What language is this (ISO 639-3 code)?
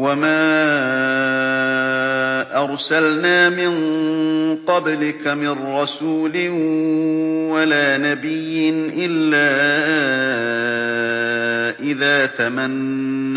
ara